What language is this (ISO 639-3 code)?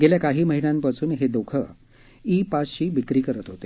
mar